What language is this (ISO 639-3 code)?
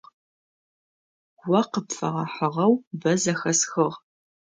ady